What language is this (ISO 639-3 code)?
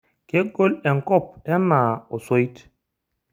mas